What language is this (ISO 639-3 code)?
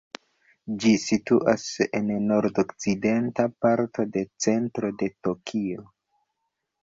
epo